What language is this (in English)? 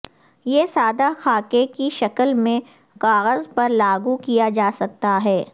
Urdu